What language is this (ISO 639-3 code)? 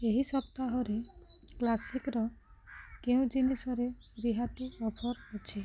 ori